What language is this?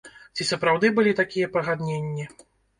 Belarusian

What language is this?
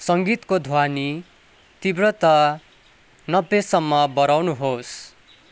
Nepali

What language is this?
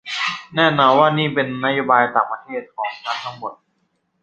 Thai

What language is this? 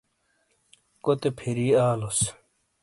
Shina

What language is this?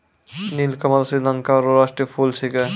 Maithili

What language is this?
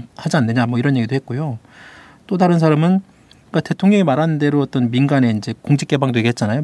Korean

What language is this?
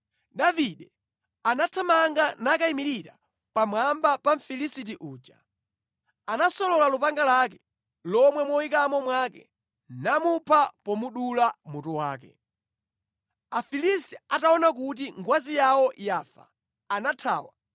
Nyanja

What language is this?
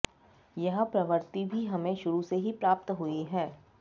Sanskrit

